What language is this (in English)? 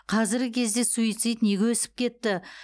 Kazakh